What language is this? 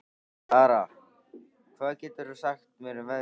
Icelandic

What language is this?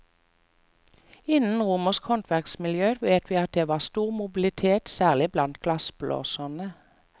Norwegian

